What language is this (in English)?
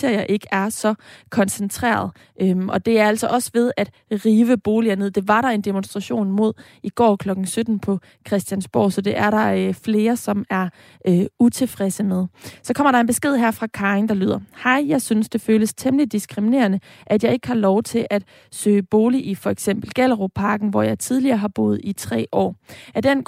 Danish